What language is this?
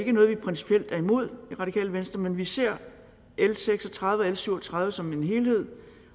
Danish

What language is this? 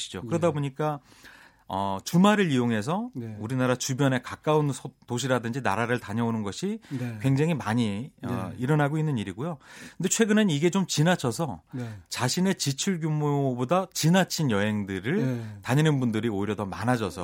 Korean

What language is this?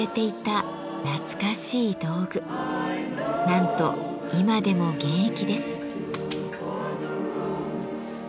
Japanese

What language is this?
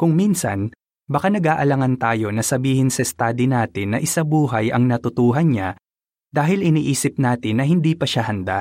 Filipino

